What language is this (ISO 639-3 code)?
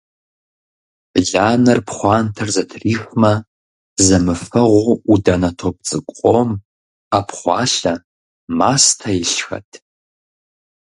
kbd